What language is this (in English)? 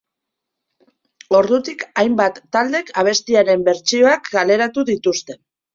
Basque